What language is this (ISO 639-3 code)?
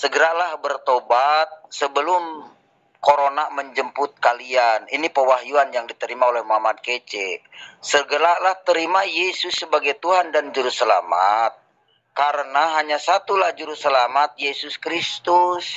ind